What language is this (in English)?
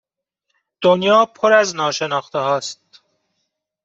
Persian